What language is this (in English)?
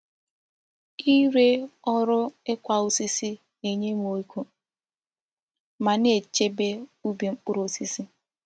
Igbo